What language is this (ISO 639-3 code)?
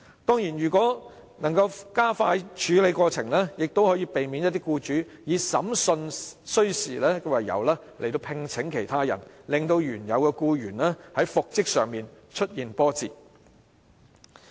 yue